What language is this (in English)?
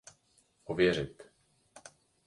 Czech